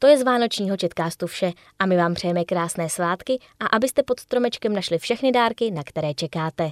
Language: Czech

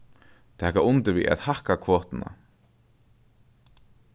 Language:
Faroese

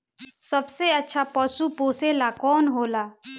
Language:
Bhojpuri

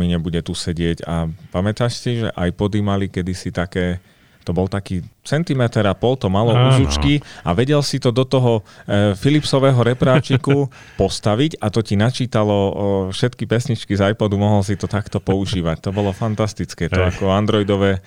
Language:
Slovak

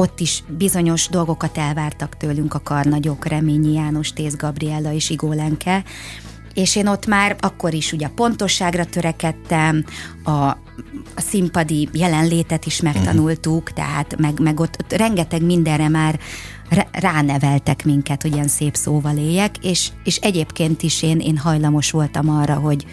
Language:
Hungarian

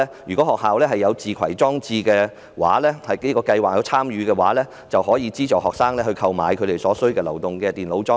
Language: Cantonese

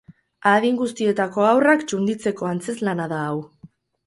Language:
Basque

